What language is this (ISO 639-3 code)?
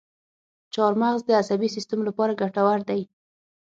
pus